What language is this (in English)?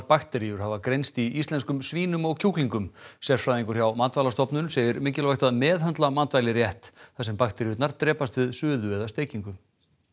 Icelandic